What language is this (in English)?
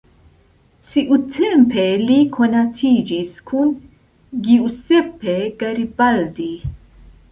Esperanto